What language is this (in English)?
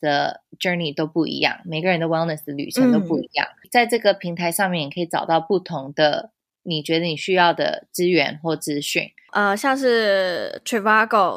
Chinese